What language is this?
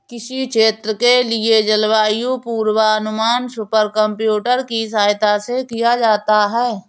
Hindi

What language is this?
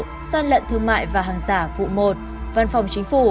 Vietnamese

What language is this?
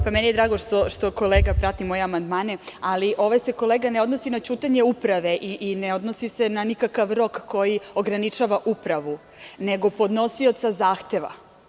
Serbian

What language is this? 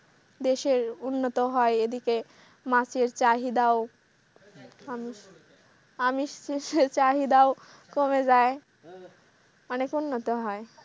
Bangla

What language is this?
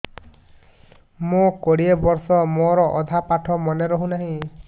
Odia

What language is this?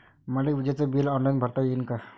Marathi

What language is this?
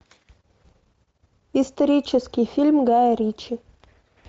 Russian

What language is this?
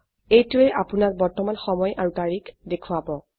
Assamese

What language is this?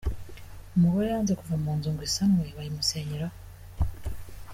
Kinyarwanda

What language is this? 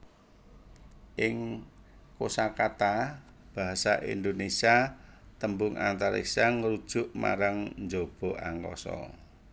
Javanese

